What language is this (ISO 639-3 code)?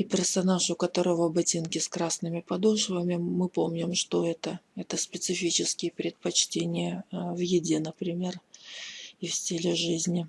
rus